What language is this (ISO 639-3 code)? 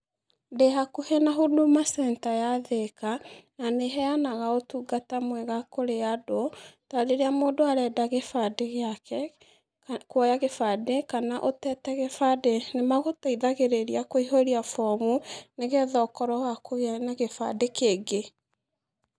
kik